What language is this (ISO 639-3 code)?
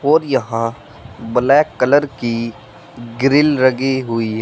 hin